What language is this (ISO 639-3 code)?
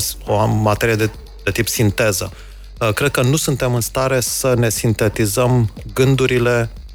ron